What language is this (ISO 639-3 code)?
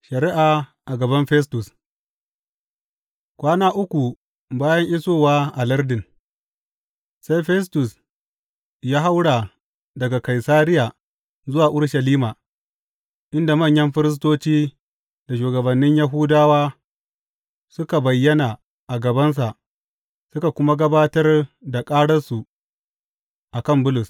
hau